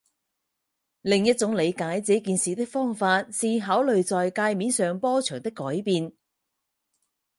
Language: Chinese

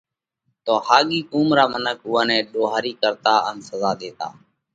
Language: Parkari Koli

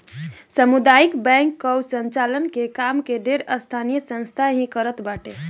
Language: Bhojpuri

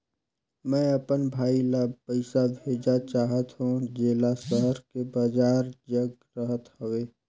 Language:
Chhattisgarhi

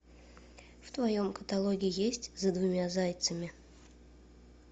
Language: Russian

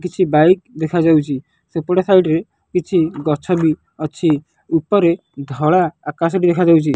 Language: Odia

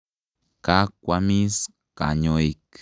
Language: Kalenjin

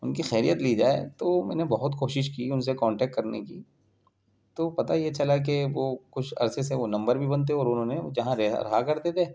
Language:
Urdu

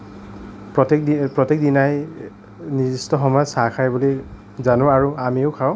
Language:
Assamese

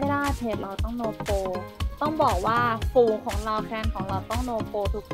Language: Thai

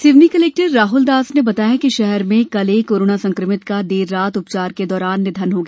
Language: Hindi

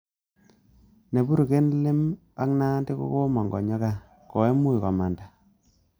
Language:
Kalenjin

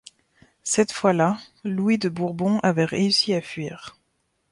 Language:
French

